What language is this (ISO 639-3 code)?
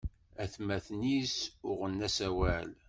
kab